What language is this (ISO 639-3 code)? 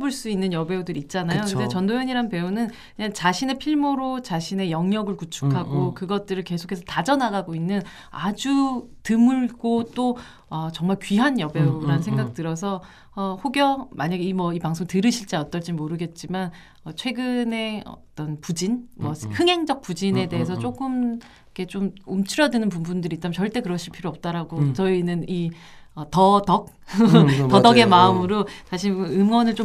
kor